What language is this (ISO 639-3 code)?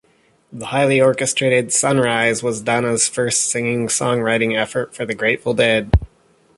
eng